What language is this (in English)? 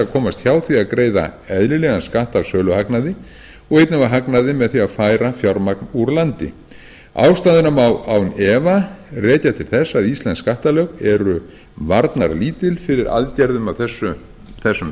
Icelandic